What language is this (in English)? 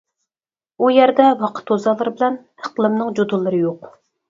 Uyghur